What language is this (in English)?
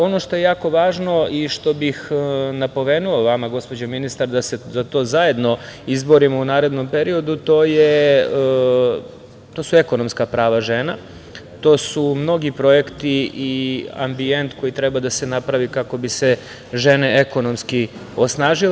Serbian